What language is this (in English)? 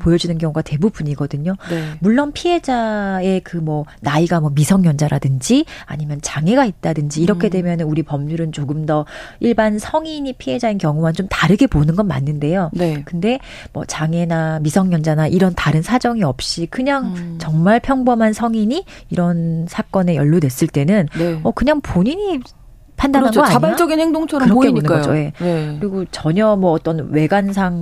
Korean